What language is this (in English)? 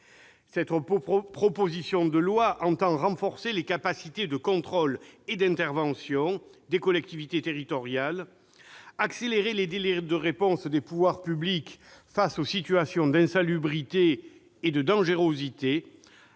French